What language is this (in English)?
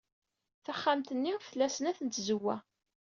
Kabyle